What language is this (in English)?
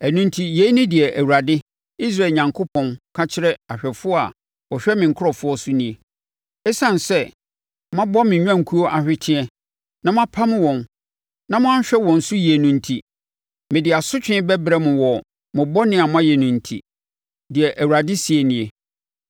Akan